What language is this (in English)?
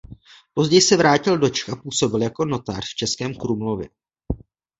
Czech